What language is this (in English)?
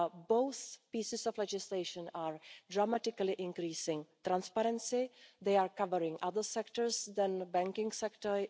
English